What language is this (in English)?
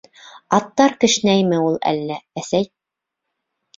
Bashkir